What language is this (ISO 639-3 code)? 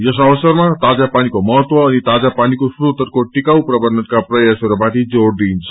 nep